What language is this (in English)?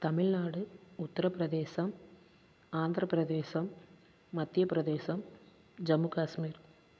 Tamil